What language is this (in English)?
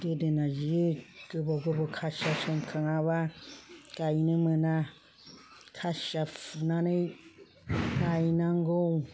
Bodo